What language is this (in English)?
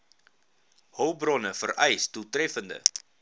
Afrikaans